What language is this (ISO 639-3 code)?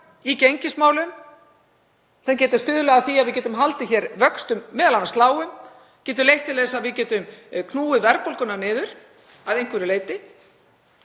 isl